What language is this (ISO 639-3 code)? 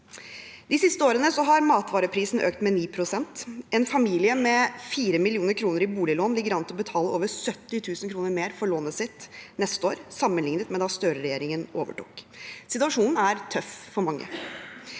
nor